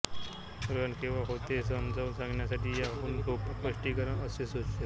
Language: Marathi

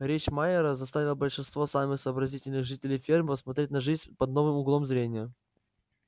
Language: Russian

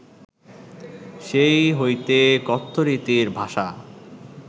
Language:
Bangla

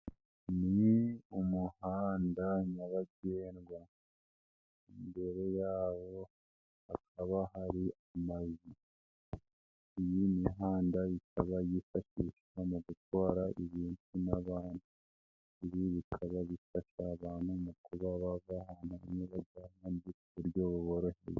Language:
Kinyarwanda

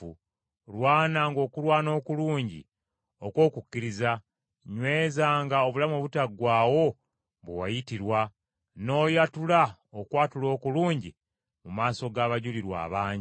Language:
Ganda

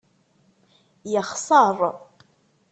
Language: Kabyle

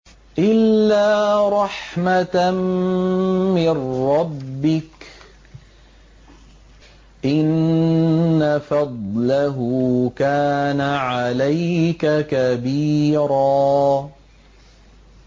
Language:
Arabic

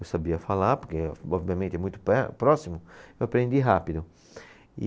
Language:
Portuguese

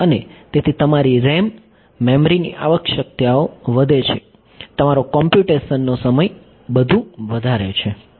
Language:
Gujarati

